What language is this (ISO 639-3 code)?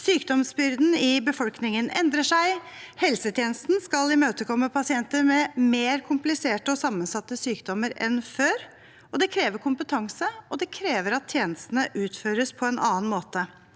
nor